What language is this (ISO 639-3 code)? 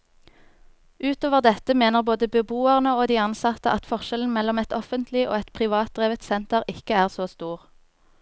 nor